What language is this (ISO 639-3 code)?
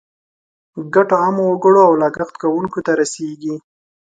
pus